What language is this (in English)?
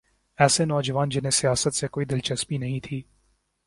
Urdu